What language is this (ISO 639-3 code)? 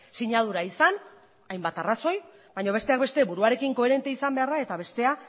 eus